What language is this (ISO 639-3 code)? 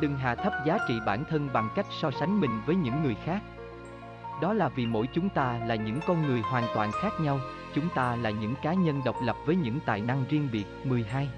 vie